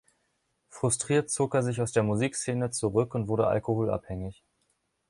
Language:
German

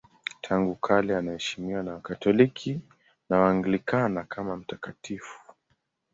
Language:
Swahili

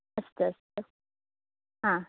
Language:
Sanskrit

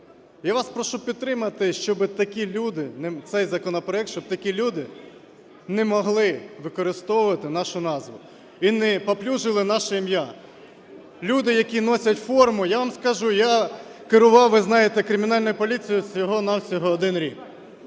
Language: Ukrainian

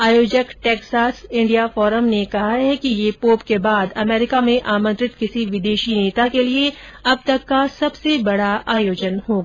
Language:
Hindi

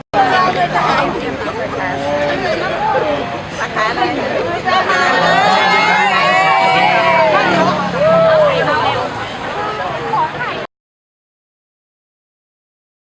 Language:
Thai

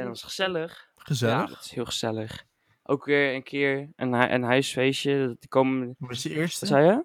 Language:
Dutch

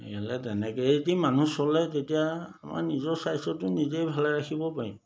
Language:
Assamese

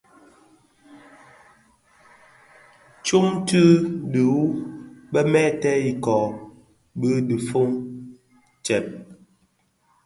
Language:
Bafia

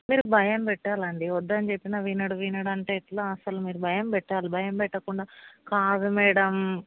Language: Telugu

